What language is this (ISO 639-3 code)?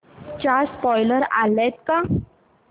mar